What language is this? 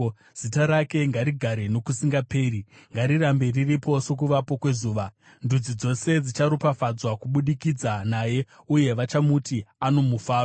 Shona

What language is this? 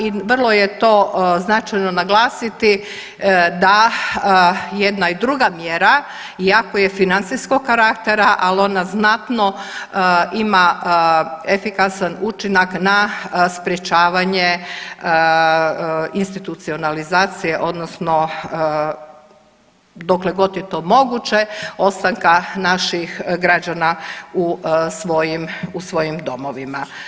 Croatian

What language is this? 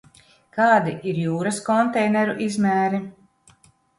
Latvian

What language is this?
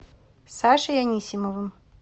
Russian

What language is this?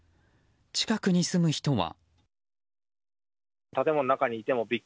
Japanese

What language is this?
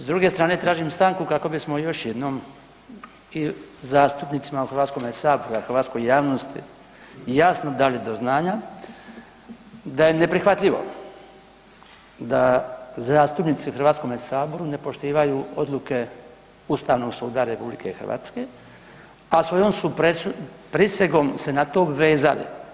Croatian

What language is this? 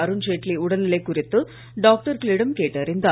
Tamil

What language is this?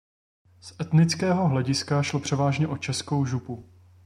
Czech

